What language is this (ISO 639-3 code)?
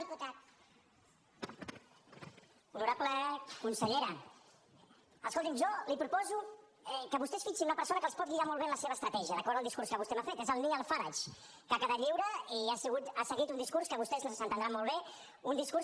cat